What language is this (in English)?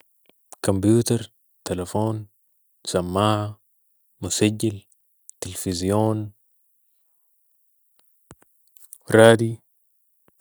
Sudanese Arabic